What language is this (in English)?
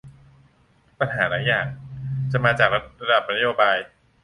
Thai